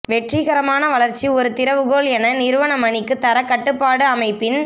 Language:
Tamil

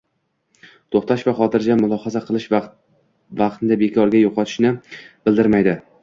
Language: Uzbek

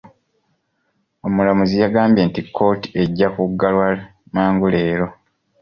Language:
Ganda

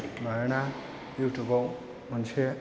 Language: Bodo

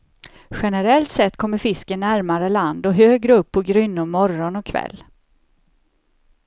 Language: Swedish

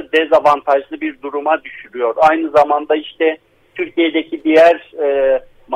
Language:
Turkish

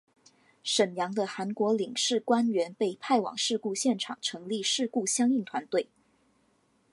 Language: Chinese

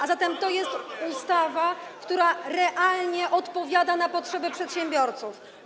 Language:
Polish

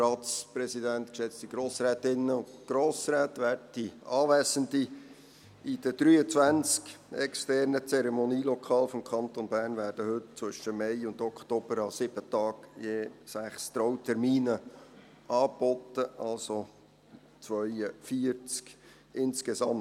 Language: Swiss German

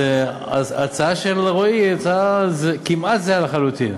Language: Hebrew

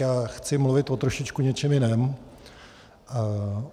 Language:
Czech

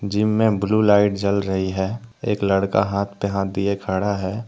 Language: Hindi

